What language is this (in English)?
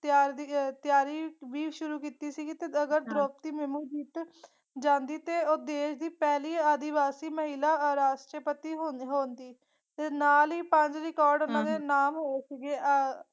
Punjabi